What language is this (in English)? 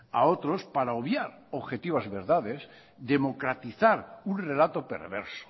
Spanish